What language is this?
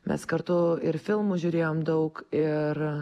Lithuanian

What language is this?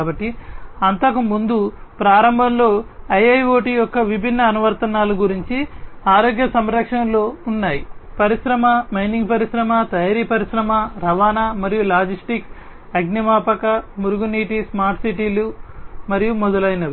Telugu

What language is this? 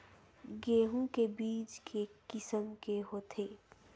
Chhattisgarhi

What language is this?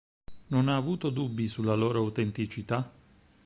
Italian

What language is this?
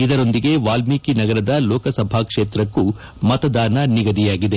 Kannada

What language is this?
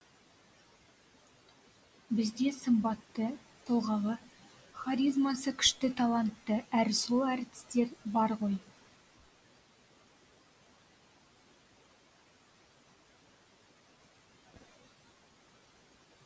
Kazakh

